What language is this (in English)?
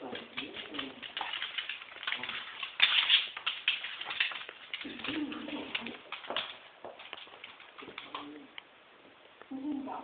Latvian